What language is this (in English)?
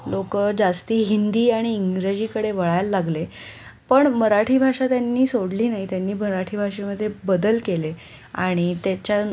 Marathi